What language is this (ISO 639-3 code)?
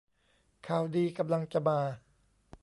tha